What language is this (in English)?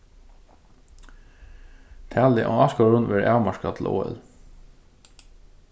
Faroese